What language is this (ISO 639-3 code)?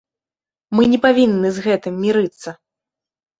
bel